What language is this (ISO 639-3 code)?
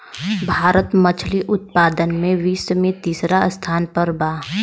bho